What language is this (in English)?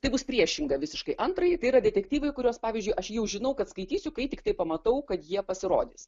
Lithuanian